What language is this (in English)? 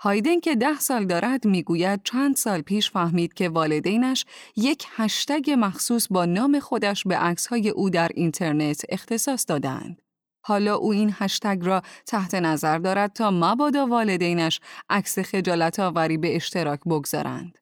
Persian